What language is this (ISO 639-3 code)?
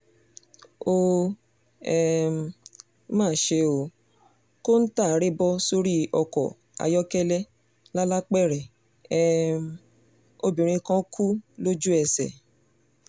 yor